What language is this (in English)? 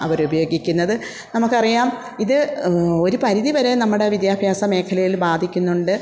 Malayalam